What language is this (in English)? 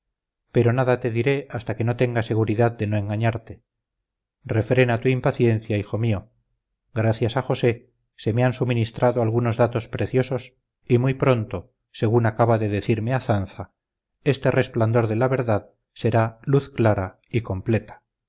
Spanish